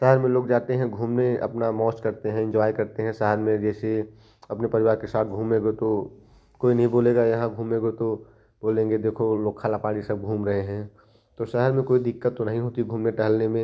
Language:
Hindi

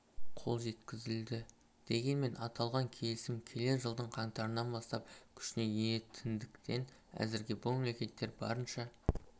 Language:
Kazakh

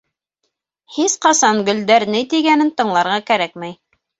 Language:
Bashkir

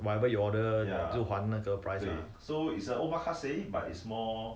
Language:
English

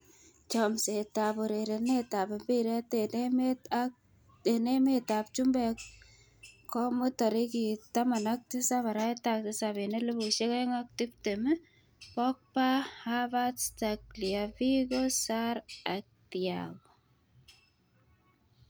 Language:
Kalenjin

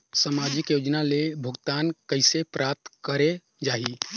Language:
Chhattisgarhi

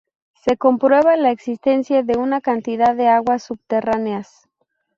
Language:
Spanish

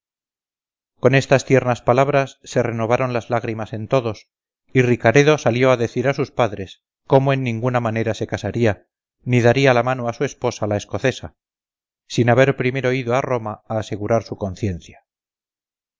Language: Spanish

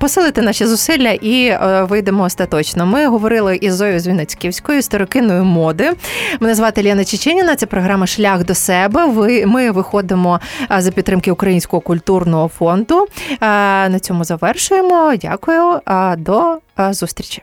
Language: Ukrainian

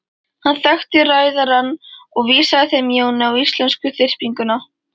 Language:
Icelandic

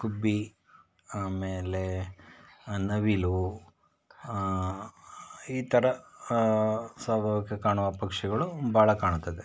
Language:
Kannada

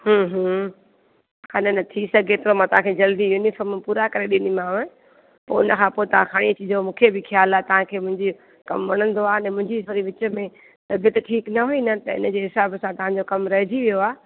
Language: Sindhi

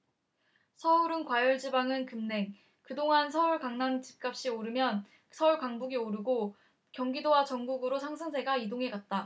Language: Korean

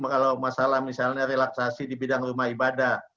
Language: Indonesian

